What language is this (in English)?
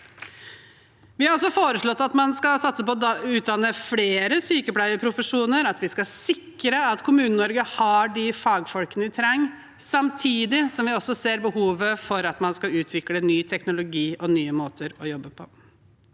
Norwegian